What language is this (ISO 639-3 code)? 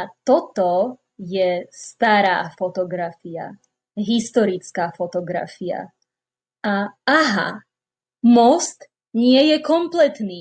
slk